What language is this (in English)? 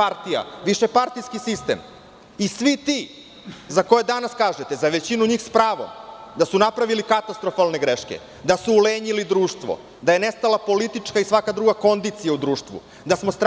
Serbian